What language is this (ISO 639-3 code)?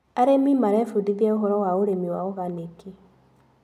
kik